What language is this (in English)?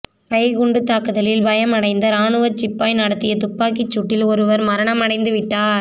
Tamil